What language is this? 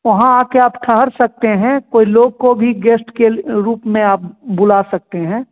Hindi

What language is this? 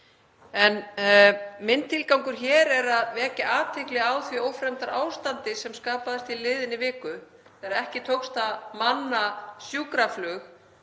Icelandic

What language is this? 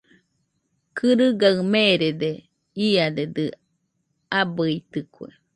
Nüpode Huitoto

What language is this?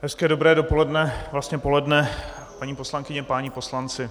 Czech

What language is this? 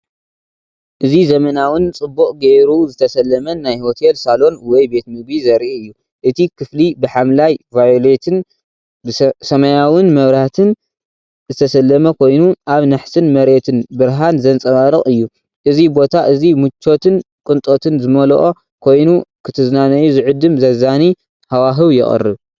Tigrinya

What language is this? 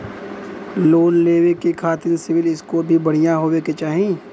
Bhojpuri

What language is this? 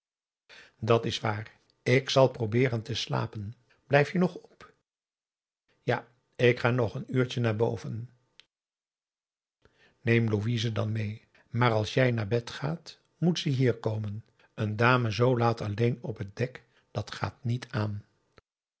Dutch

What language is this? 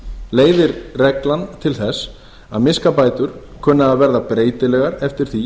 Icelandic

